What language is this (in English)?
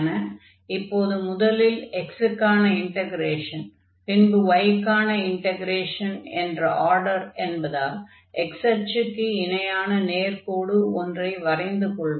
Tamil